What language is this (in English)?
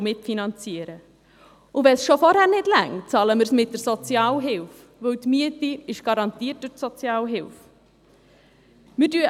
Swiss German